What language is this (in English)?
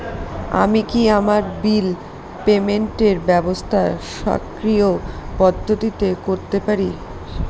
Bangla